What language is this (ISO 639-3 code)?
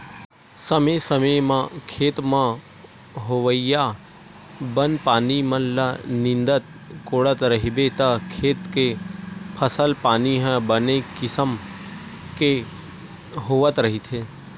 hne